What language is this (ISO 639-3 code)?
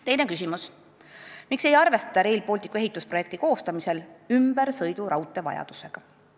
est